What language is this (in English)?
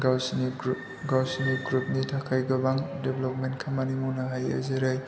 Bodo